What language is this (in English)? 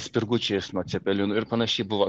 Lithuanian